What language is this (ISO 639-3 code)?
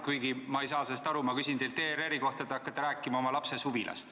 est